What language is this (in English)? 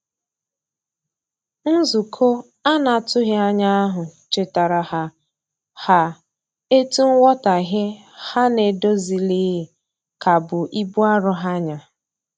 Igbo